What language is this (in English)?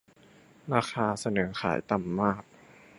Thai